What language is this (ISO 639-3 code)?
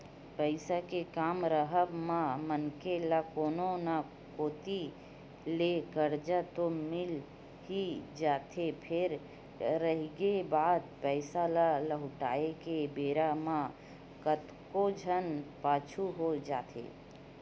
hne